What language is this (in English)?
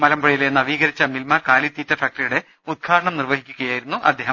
Malayalam